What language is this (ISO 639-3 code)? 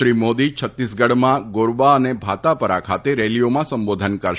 guj